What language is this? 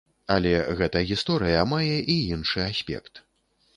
Belarusian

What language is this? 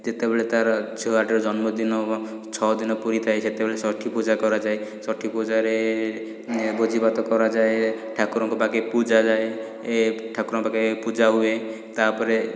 Odia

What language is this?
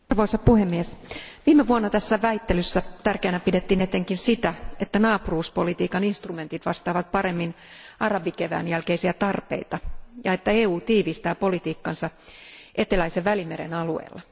Finnish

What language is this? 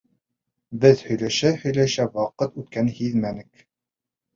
Bashkir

